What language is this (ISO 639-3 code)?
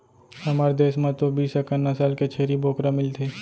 hne